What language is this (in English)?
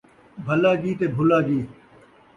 Saraiki